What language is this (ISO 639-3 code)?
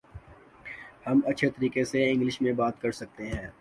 urd